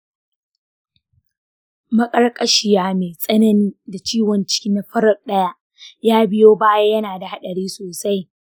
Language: Hausa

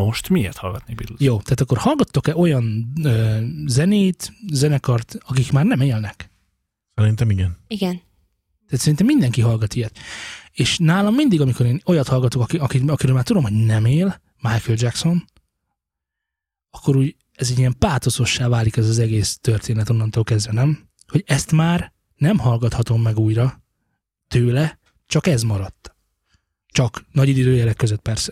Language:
Hungarian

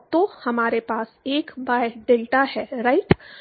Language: Hindi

